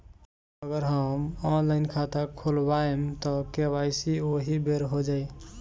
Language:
Bhojpuri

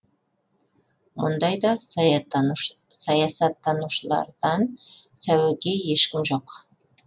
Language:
Kazakh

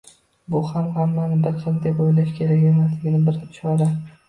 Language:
Uzbek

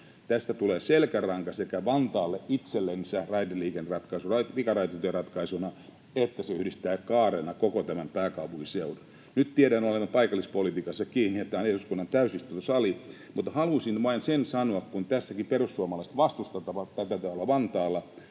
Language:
Finnish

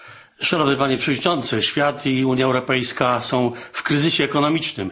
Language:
Polish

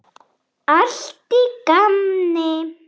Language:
Icelandic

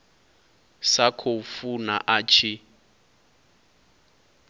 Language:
Venda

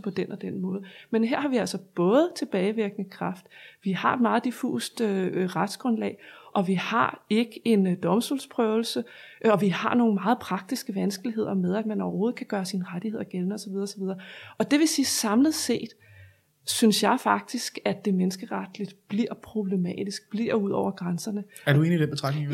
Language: Danish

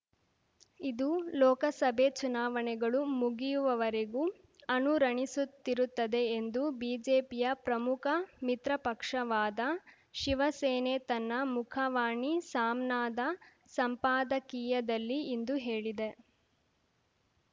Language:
Kannada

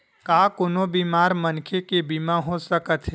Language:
Chhattisgarhi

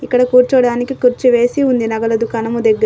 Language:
Telugu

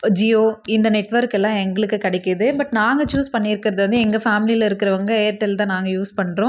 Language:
Tamil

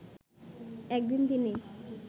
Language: Bangla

